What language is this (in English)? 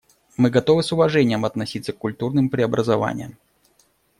Russian